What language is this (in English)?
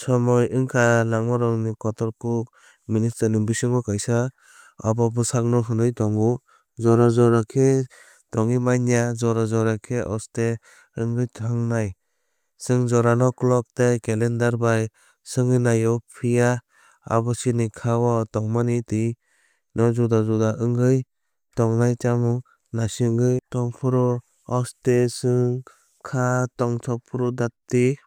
Kok Borok